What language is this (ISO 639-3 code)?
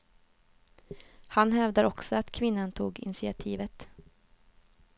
swe